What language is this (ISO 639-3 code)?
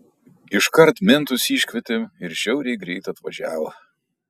lit